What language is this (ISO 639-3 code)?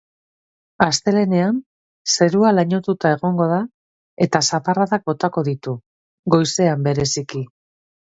eus